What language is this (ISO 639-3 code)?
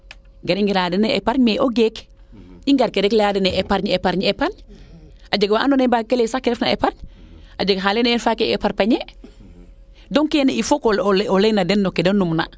srr